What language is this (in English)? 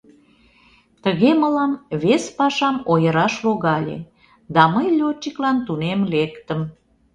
Mari